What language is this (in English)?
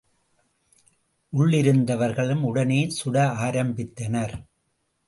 Tamil